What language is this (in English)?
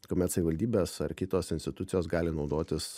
Lithuanian